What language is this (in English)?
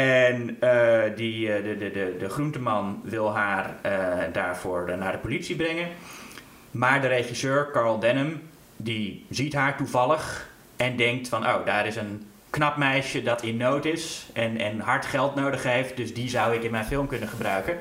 Dutch